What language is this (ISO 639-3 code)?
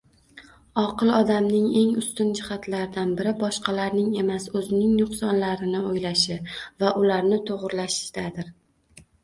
uzb